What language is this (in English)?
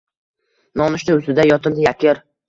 Uzbek